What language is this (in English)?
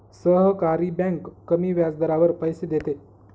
Marathi